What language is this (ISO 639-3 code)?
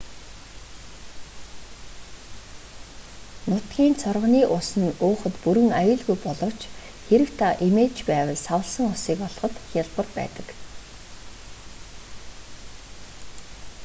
mon